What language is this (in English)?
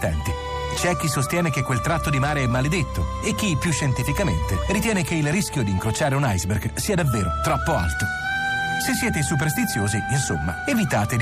Italian